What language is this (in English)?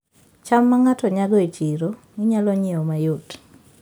Luo (Kenya and Tanzania)